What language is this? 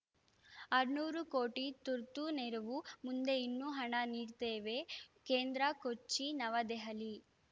Kannada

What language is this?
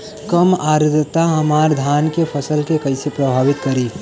Bhojpuri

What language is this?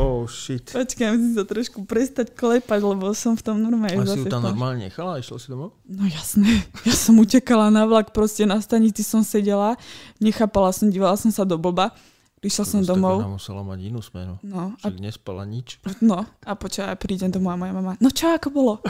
Slovak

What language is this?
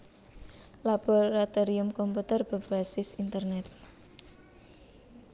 Javanese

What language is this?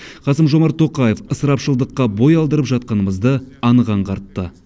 Kazakh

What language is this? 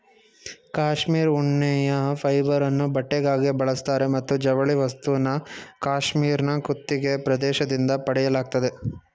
Kannada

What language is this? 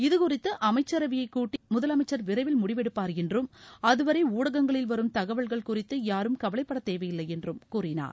Tamil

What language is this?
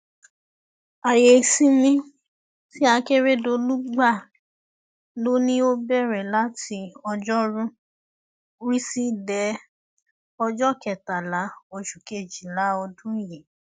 Yoruba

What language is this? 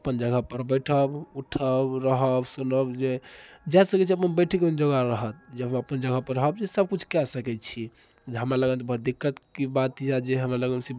Maithili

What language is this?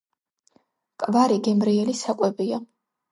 Georgian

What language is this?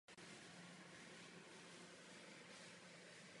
Czech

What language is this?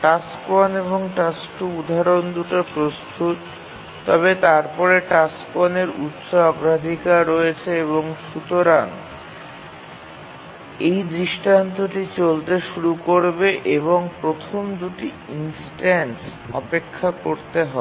Bangla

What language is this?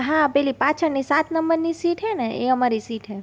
Gujarati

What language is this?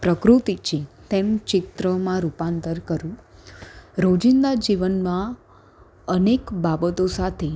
Gujarati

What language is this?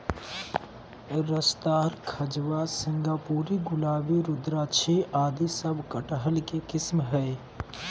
Magahi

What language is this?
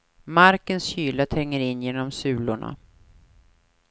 Swedish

